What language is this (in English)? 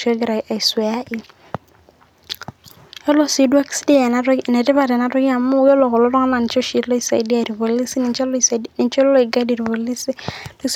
Masai